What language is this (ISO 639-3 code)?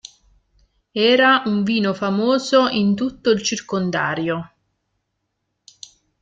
ita